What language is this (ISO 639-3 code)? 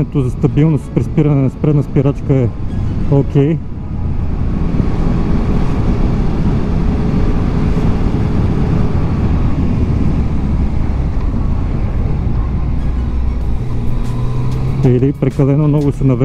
bul